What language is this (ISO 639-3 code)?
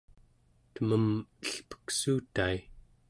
esu